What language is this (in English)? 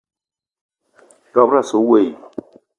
Eton (Cameroon)